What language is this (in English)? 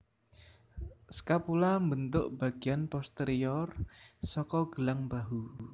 Javanese